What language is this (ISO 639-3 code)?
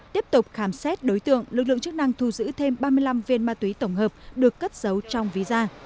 vie